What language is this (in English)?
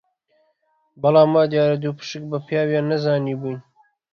Central Kurdish